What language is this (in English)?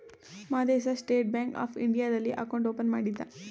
Kannada